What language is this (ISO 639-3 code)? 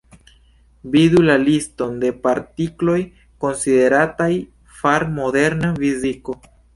epo